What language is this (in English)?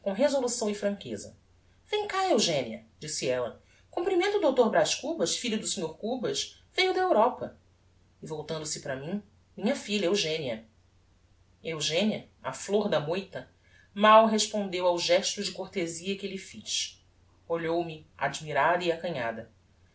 Portuguese